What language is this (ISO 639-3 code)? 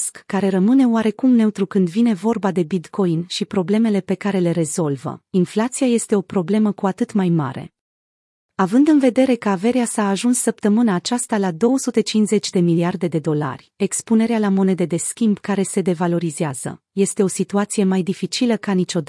ron